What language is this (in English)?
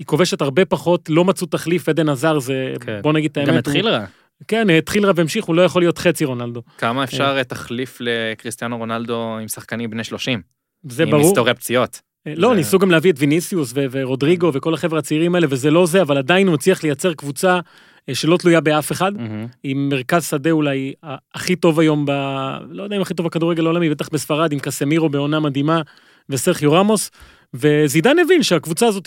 Hebrew